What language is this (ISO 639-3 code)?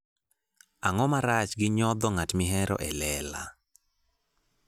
luo